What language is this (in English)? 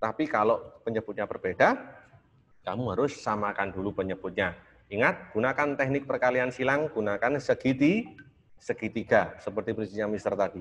Indonesian